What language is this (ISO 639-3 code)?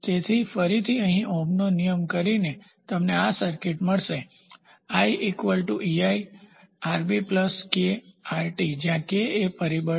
guj